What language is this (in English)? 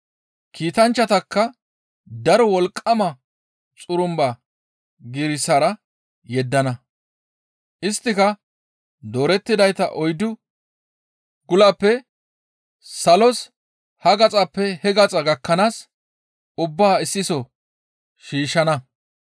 Gamo